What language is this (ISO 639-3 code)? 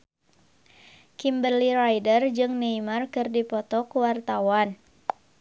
sun